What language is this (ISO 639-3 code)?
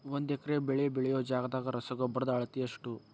kan